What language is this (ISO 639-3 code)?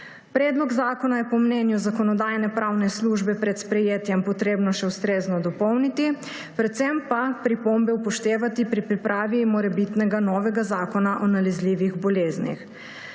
slv